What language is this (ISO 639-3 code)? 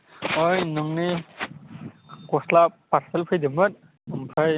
brx